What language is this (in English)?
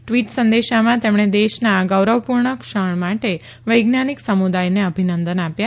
Gujarati